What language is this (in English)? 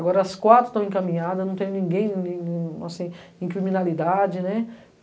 Portuguese